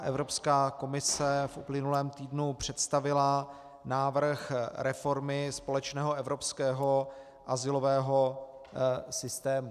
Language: Czech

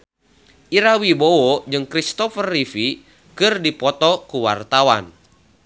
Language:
Sundanese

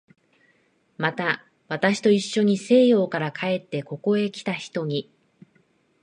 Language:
Japanese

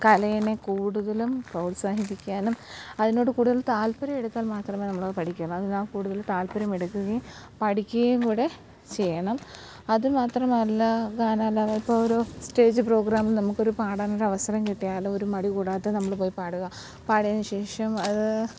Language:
Malayalam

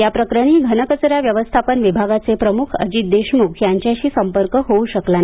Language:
Marathi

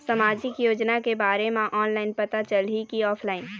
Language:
Chhattisgarhi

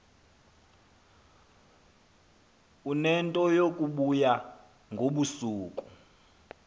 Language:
Xhosa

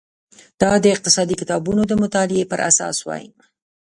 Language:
Pashto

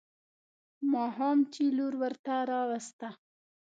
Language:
Pashto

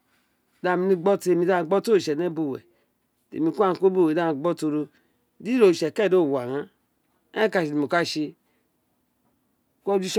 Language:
Isekiri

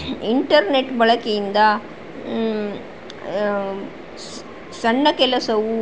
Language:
Kannada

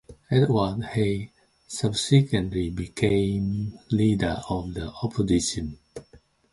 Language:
English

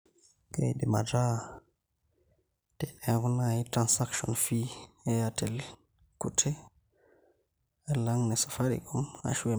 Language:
Masai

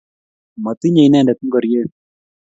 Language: Kalenjin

